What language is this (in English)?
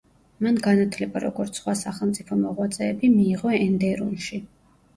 Georgian